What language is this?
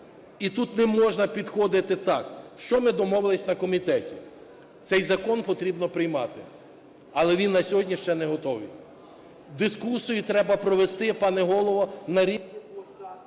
Ukrainian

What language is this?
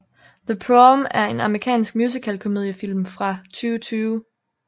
Danish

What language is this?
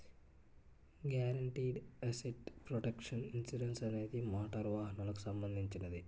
Telugu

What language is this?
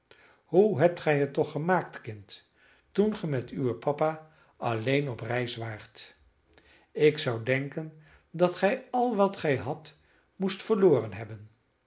Dutch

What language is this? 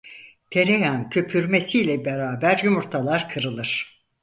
Turkish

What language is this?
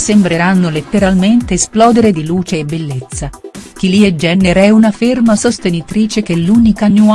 Italian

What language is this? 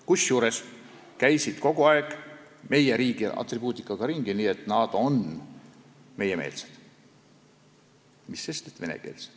Estonian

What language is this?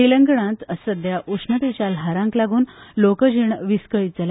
Konkani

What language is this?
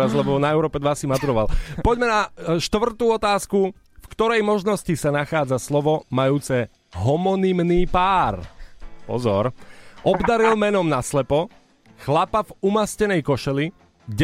Slovak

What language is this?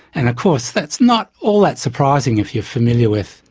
English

